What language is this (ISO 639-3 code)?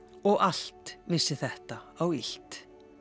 isl